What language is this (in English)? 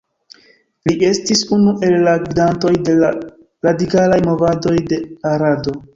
Esperanto